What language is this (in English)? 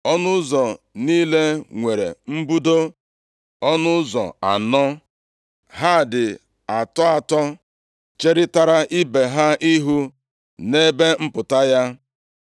Igbo